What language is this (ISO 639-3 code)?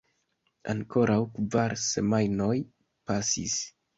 epo